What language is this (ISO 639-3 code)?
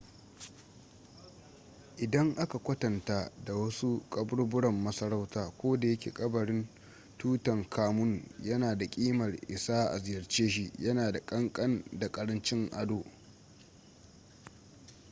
hau